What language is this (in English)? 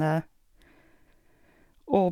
Norwegian